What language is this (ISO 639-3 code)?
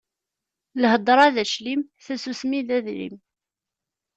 kab